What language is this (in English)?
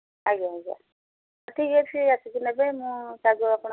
Odia